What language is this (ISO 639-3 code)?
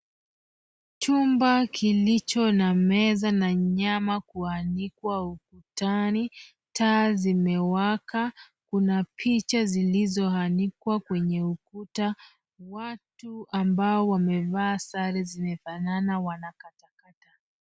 swa